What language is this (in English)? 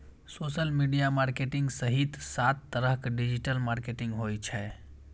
Maithili